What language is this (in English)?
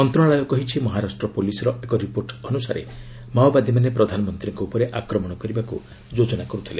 Odia